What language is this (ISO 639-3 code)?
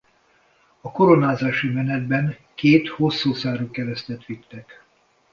hun